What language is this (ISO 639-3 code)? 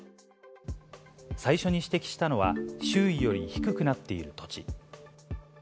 jpn